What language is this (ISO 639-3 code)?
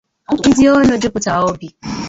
ibo